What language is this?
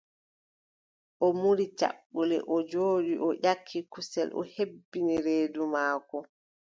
Adamawa Fulfulde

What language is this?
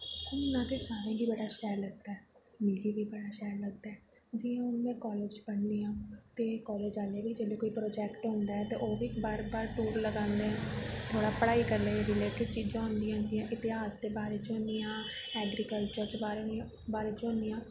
Dogri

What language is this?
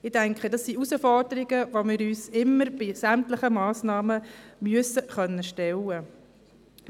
Swiss German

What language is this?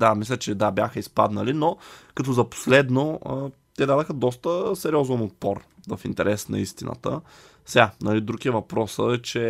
Bulgarian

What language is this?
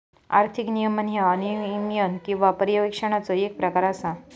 Marathi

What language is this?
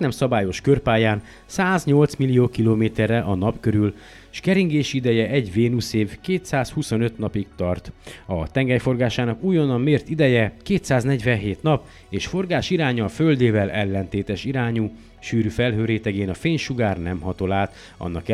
Hungarian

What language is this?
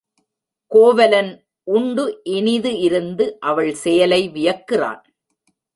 Tamil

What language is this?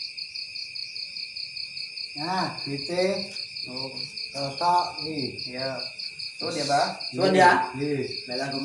Indonesian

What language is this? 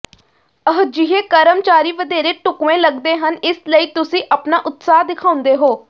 Punjabi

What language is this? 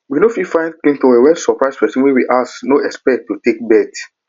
Nigerian Pidgin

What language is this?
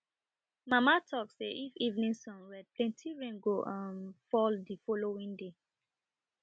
Nigerian Pidgin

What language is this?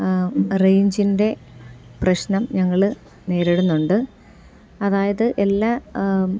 Malayalam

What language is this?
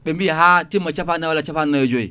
Fula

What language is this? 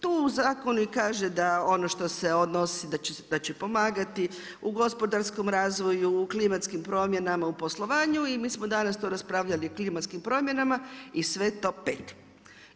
Croatian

